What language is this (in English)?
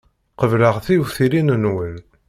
Kabyle